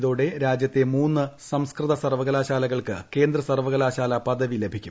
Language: Malayalam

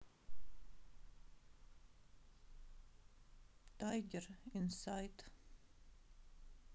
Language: Russian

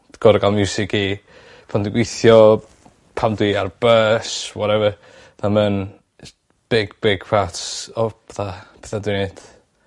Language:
Welsh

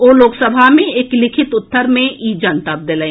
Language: Maithili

